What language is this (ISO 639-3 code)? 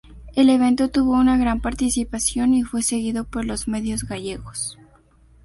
spa